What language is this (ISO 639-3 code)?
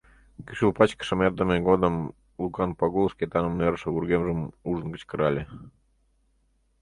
chm